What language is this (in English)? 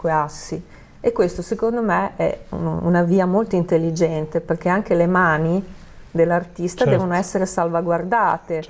Italian